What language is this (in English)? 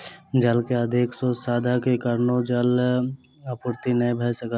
Maithili